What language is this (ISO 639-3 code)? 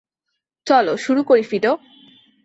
ben